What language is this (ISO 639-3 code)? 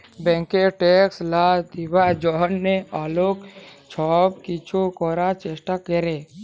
ben